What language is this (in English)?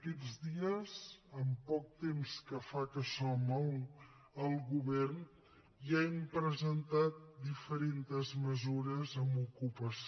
Catalan